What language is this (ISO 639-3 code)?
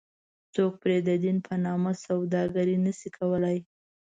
pus